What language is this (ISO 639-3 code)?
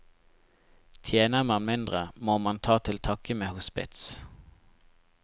nor